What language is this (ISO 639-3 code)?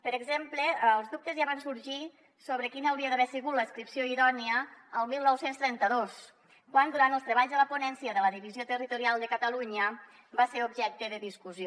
cat